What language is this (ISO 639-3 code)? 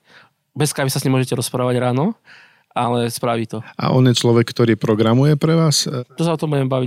slk